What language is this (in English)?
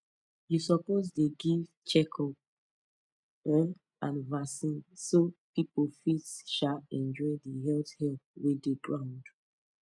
Nigerian Pidgin